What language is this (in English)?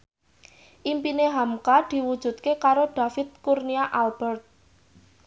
Javanese